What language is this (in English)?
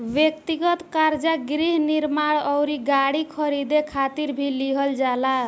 Bhojpuri